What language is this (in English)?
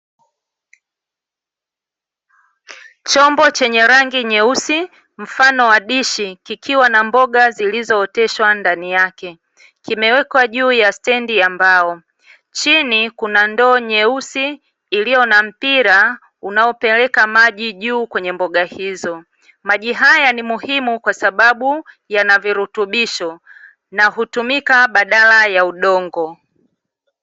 Swahili